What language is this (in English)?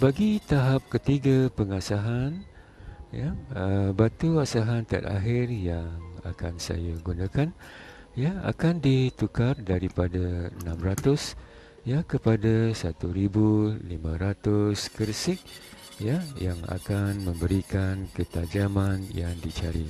Malay